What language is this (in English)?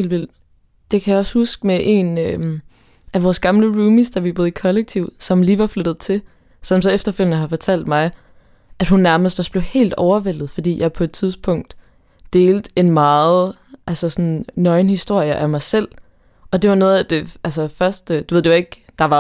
Danish